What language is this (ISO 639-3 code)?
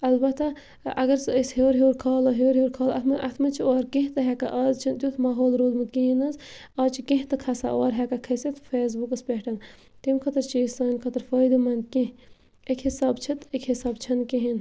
kas